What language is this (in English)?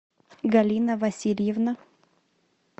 Russian